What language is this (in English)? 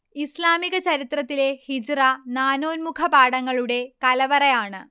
Malayalam